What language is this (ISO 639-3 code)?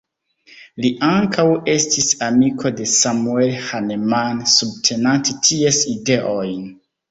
epo